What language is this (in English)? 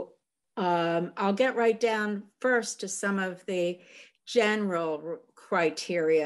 English